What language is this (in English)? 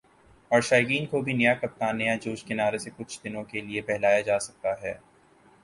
Urdu